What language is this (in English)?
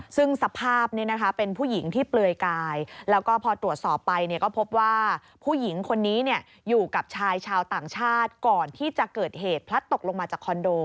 Thai